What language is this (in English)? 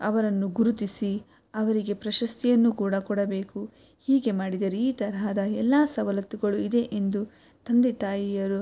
Kannada